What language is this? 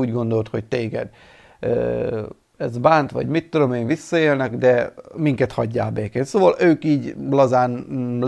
Hungarian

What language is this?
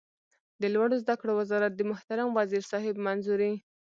Pashto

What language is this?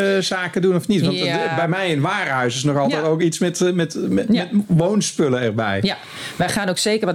Dutch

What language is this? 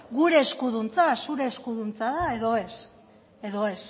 Basque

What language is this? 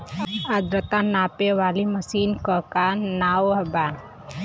Bhojpuri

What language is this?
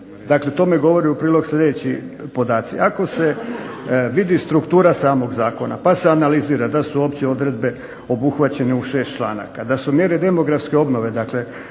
Croatian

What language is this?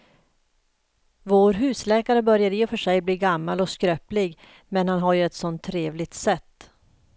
Swedish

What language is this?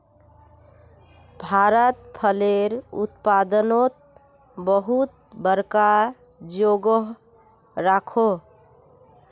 Magahi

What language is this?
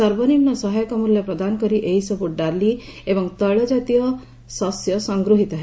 Odia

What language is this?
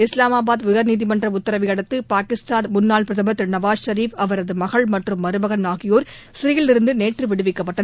Tamil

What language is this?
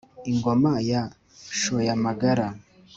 Kinyarwanda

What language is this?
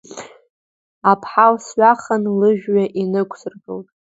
Abkhazian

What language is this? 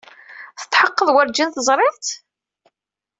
Kabyle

